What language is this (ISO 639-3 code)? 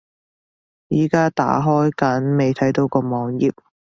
yue